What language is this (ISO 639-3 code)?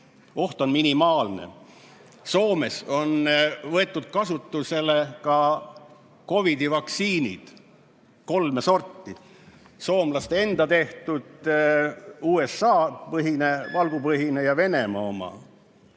est